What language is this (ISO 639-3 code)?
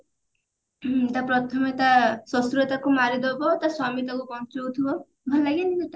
ori